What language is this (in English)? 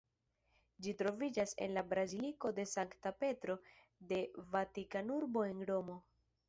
Esperanto